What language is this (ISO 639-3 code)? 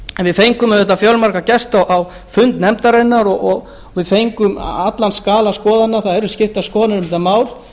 isl